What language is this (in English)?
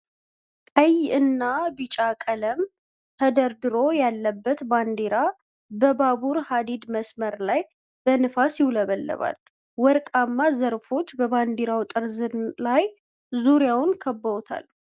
Amharic